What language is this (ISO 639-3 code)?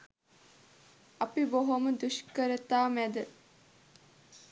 sin